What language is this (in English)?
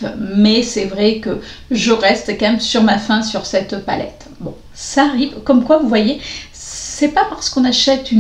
French